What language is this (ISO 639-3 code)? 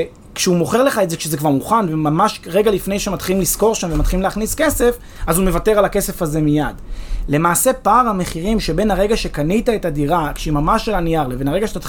heb